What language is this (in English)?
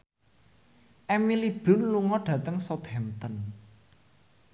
Javanese